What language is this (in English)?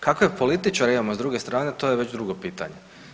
Croatian